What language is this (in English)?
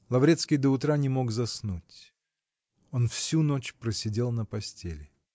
Russian